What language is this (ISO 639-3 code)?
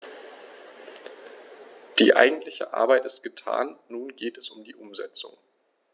deu